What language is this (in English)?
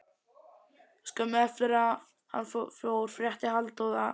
Icelandic